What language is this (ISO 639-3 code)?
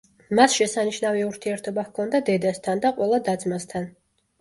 kat